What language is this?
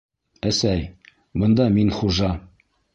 Bashkir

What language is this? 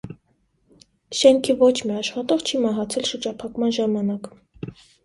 Armenian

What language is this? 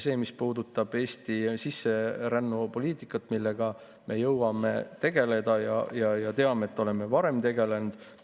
Estonian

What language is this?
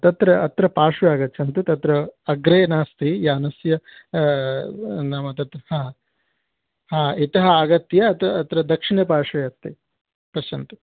Sanskrit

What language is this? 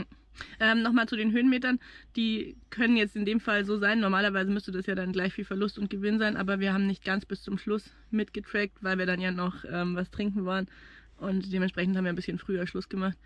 German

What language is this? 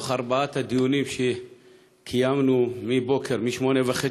Hebrew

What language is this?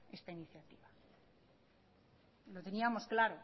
Spanish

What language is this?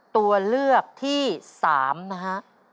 Thai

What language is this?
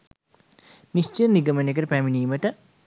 Sinhala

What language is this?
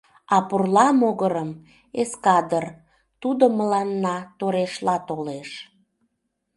Mari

